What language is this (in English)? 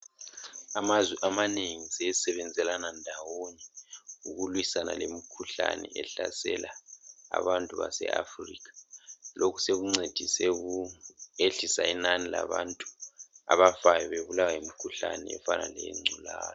North Ndebele